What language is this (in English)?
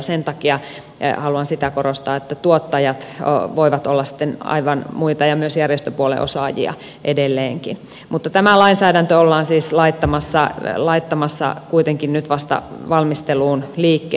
Finnish